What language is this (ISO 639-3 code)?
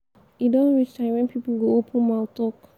pcm